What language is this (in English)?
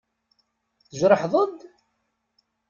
Kabyle